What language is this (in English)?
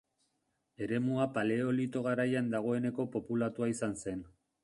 Basque